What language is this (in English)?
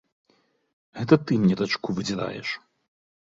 Belarusian